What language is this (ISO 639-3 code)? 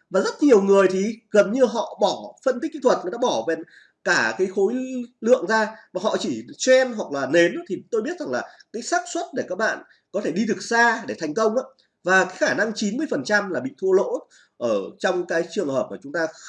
vie